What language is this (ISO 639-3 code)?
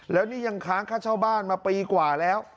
tha